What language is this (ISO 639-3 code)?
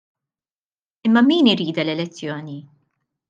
mlt